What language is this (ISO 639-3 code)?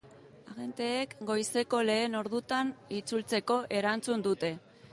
eus